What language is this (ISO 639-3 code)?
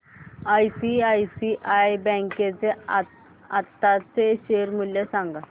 mar